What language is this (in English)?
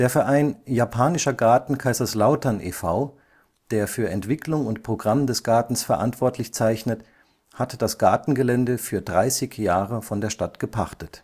German